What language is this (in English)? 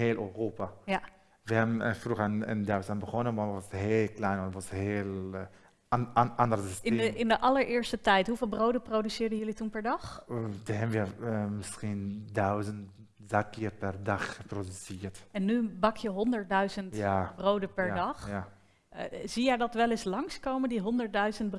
Dutch